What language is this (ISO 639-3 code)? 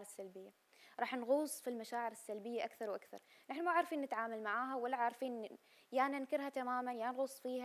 ara